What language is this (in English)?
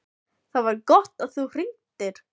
Icelandic